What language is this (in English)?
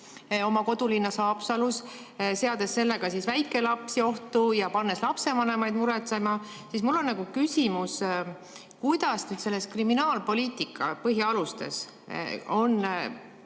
Estonian